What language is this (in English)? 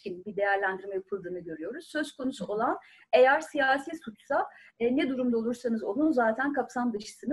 Turkish